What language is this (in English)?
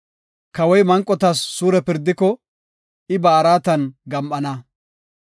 Gofa